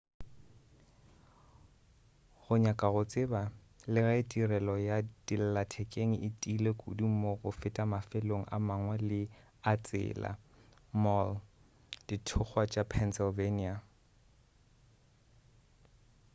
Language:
Northern Sotho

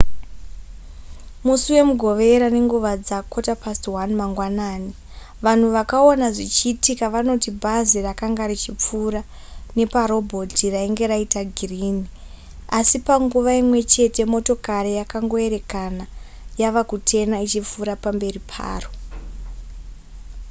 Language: Shona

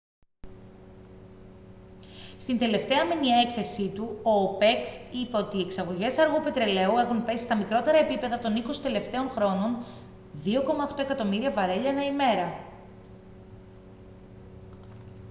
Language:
Greek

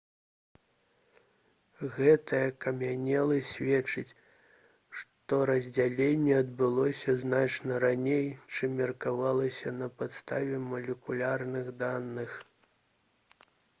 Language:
Belarusian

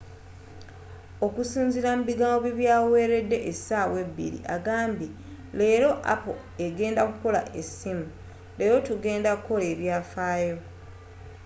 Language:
Ganda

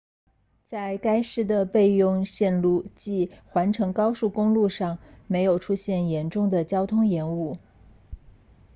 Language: Chinese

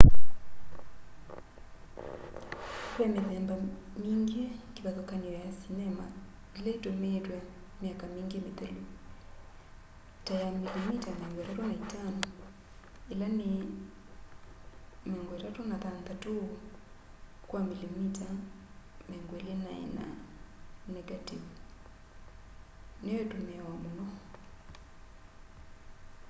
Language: Kamba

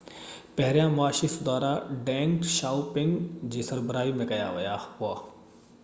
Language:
Sindhi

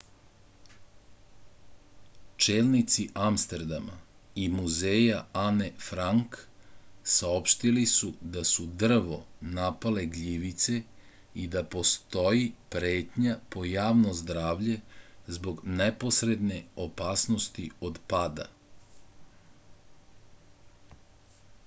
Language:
Serbian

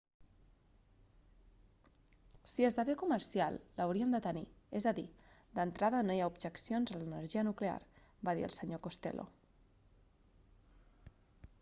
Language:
Catalan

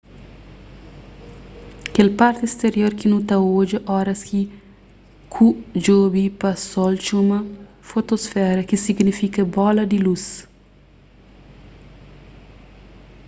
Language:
Kabuverdianu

